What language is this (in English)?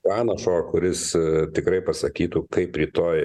Lithuanian